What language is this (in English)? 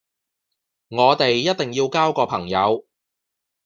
Cantonese